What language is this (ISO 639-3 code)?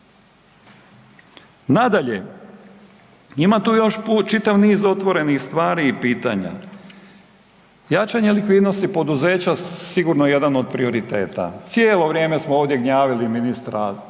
hrv